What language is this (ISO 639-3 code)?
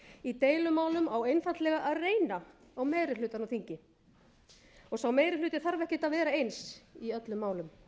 isl